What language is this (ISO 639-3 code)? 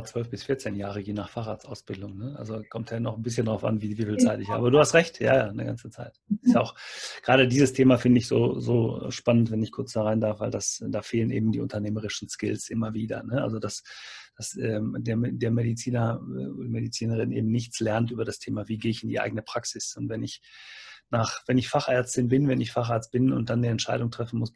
deu